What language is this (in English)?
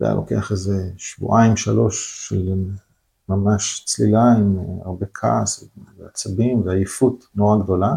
Hebrew